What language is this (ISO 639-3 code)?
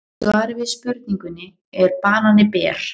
isl